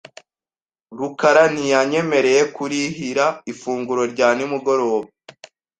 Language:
Kinyarwanda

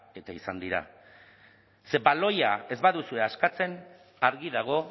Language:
Basque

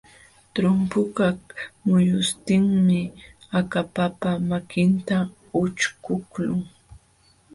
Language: Jauja Wanca Quechua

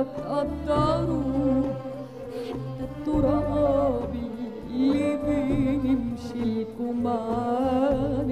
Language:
Arabic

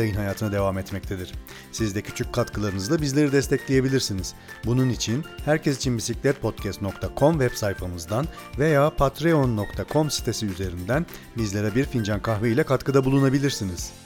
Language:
Turkish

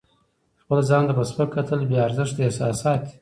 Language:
Pashto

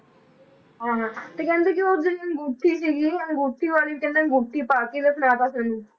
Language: Punjabi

